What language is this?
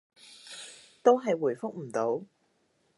Cantonese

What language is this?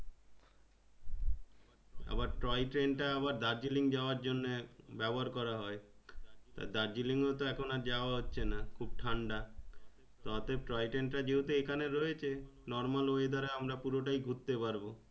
Bangla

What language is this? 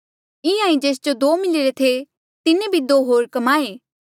Mandeali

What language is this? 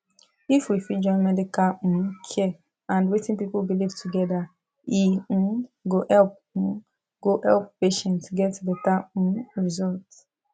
Nigerian Pidgin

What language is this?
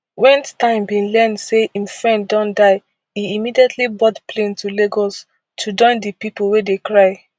Nigerian Pidgin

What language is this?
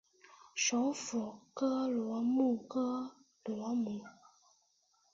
Chinese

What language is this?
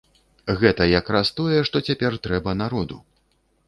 Belarusian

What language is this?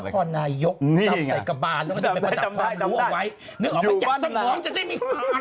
Thai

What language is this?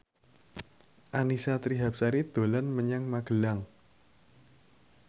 Javanese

